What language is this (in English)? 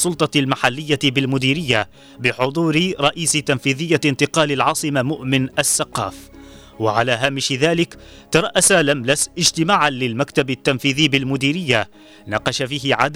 Arabic